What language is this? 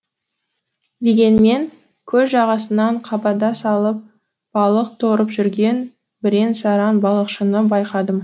Kazakh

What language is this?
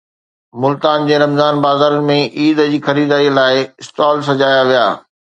Sindhi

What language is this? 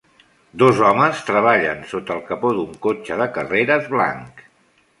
Catalan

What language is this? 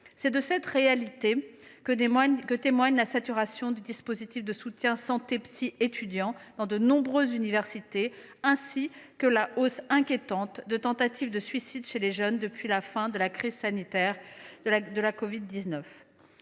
French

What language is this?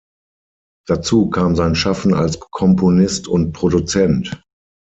German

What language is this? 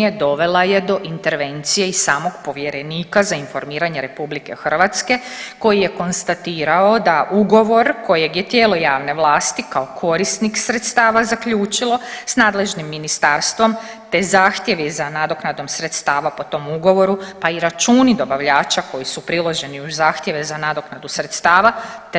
Croatian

